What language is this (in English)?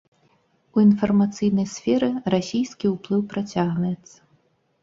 Belarusian